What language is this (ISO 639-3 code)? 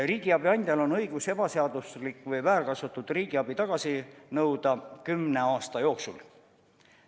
est